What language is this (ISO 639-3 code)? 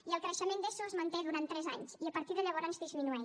cat